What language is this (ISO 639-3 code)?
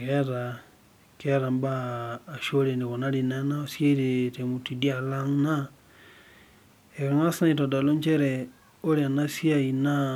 mas